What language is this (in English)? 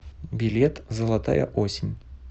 Russian